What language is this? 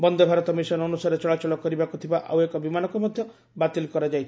Odia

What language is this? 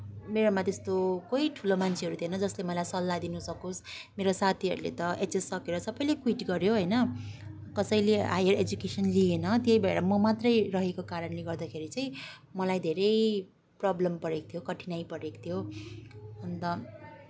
Nepali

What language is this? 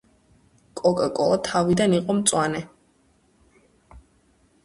Georgian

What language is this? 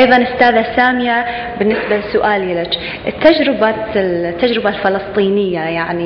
Arabic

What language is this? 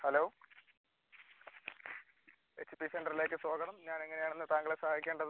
Malayalam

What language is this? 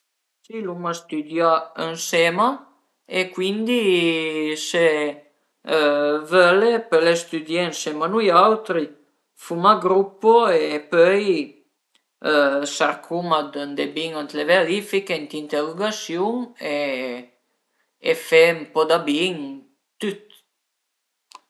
Piedmontese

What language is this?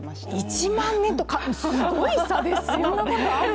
Japanese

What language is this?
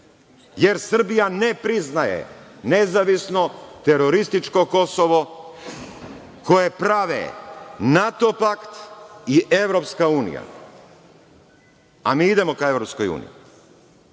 Serbian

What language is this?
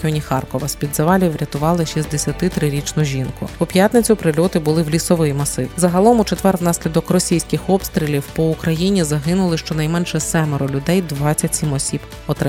Ukrainian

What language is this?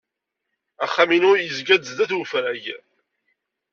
Kabyle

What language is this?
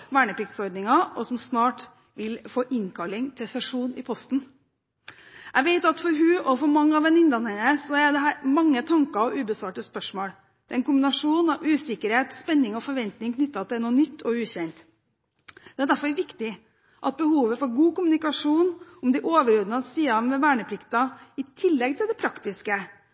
Norwegian Bokmål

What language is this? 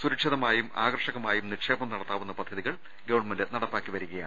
Malayalam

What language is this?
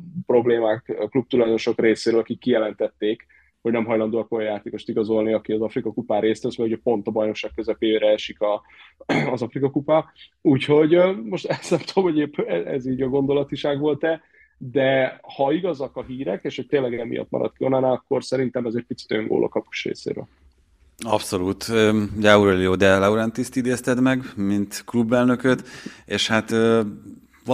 Hungarian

